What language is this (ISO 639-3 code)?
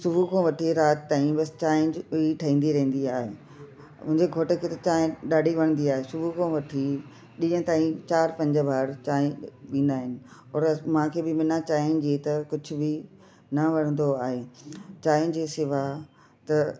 snd